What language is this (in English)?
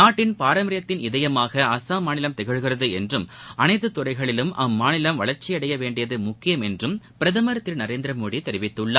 Tamil